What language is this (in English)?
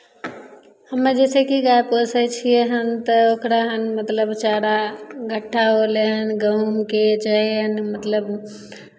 Maithili